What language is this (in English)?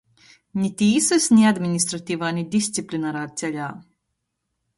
Latgalian